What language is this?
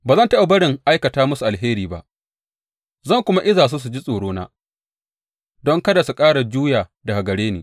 Hausa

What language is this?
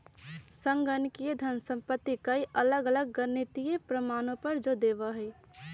Magahi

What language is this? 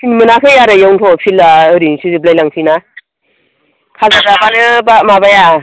Bodo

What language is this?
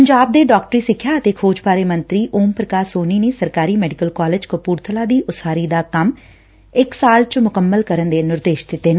Punjabi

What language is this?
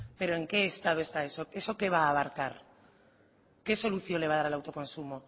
Spanish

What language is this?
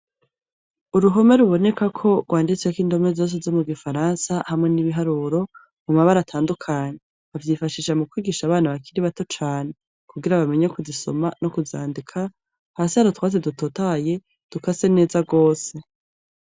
Rundi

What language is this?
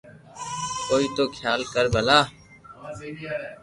Loarki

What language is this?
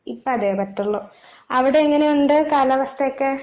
Malayalam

